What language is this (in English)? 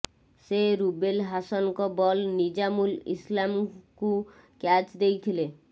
Odia